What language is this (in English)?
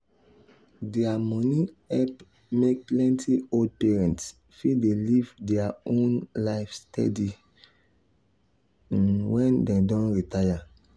Nigerian Pidgin